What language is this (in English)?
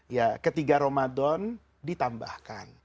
Indonesian